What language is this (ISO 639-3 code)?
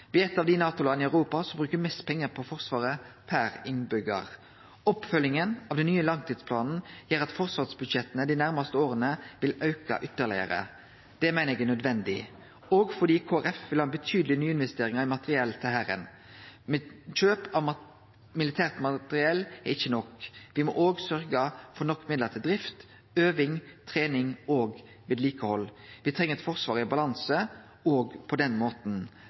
nno